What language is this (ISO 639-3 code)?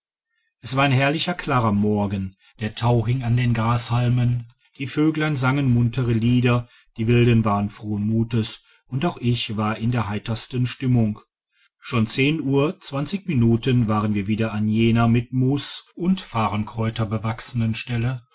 deu